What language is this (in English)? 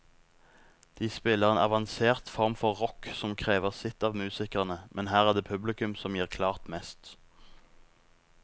Norwegian